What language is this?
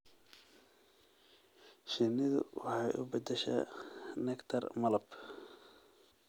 Somali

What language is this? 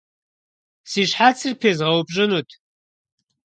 Kabardian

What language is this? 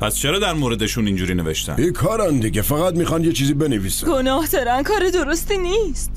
Persian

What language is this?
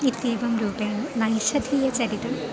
Sanskrit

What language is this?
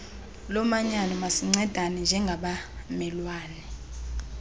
Xhosa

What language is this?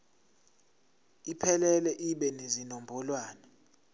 Zulu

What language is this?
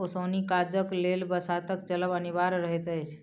Maithili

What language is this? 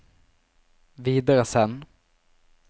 Norwegian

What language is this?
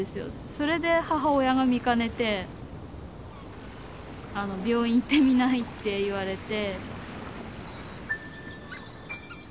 Japanese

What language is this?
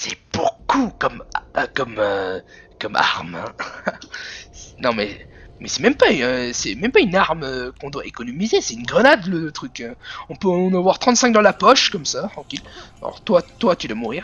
French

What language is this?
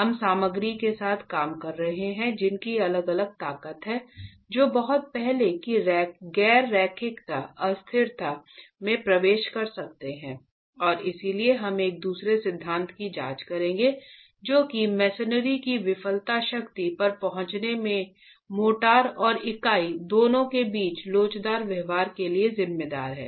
Hindi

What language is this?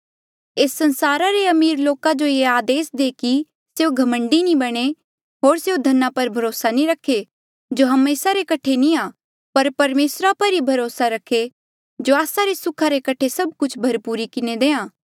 Mandeali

